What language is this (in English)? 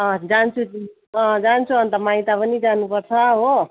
Nepali